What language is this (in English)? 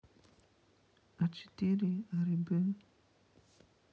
Russian